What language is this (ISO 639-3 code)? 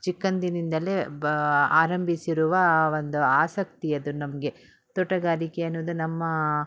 kan